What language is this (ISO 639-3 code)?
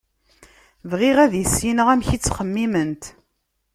kab